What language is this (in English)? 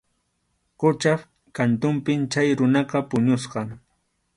Arequipa-La Unión Quechua